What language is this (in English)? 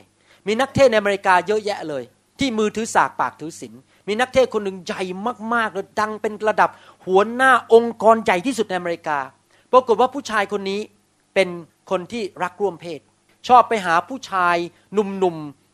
Thai